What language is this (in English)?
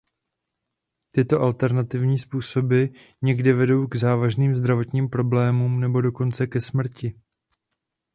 Czech